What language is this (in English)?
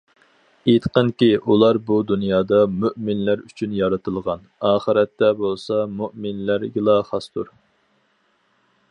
Uyghur